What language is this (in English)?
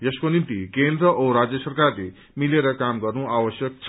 Nepali